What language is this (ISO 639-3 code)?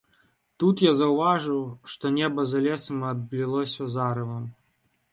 bel